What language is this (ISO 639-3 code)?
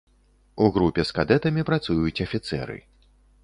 bel